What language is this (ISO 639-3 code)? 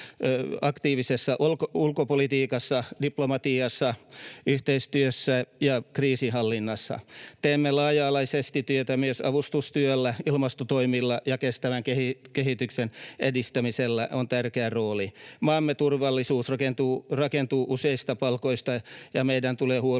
fin